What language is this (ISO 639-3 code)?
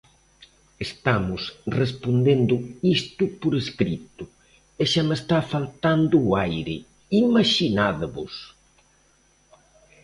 glg